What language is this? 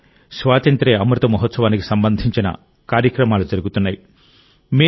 Telugu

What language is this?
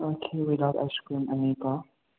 Manipuri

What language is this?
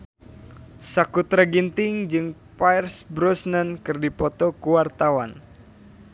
Sundanese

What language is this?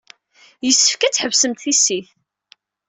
Kabyle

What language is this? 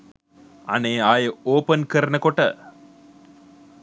Sinhala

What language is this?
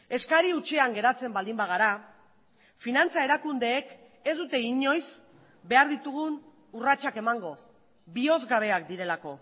Basque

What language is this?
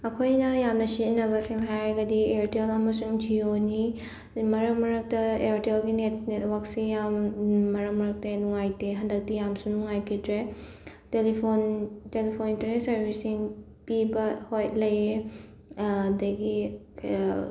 Manipuri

